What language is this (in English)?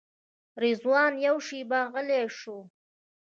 Pashto